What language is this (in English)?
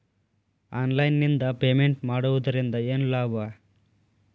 Kannada